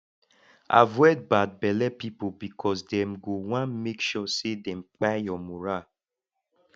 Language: Nigerian Pidgin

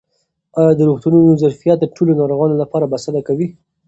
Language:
Pashto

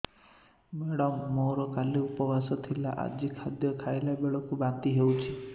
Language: Odia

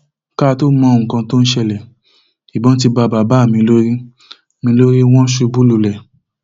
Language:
Yoruba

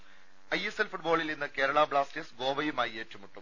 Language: Malayalam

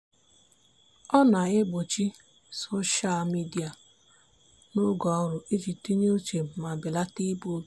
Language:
Igbo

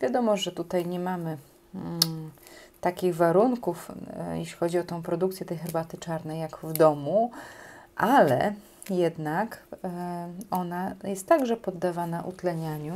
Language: Polish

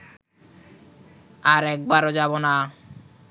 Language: Bangla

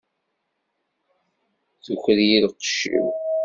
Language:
Kabyle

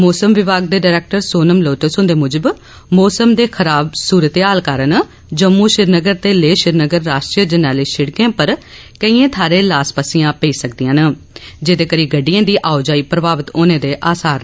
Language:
Dogri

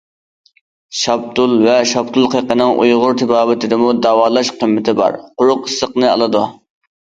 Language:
Uyghur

